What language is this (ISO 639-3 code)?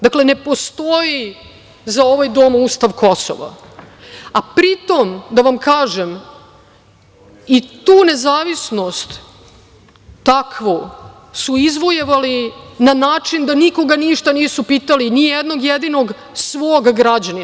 srp